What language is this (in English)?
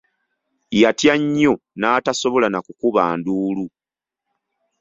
Ganda